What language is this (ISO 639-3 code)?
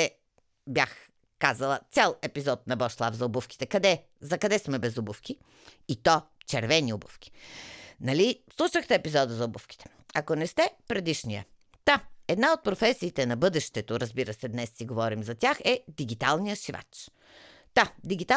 bul